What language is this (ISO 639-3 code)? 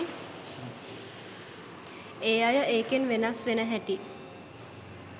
sin